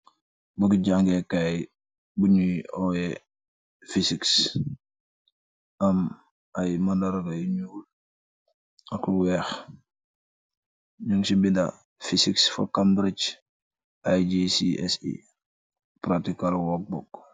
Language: Wolof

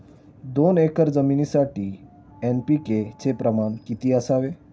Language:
Marathi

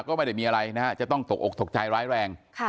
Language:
Thai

